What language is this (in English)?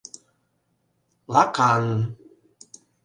Mari